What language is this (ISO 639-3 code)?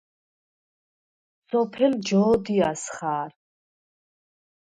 sva